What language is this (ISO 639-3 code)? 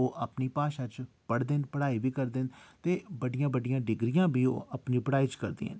doi